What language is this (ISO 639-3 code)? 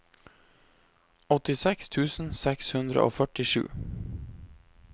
nor